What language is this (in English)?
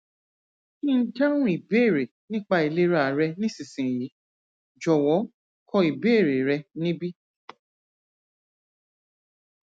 Yoruba